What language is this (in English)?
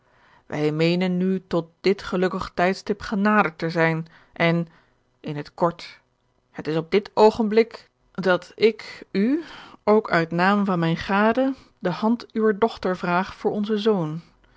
Dutch